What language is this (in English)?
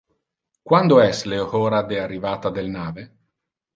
Interlingua